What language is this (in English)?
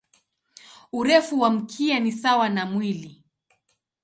Swahili